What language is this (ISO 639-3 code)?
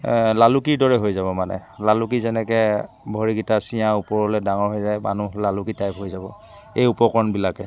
asm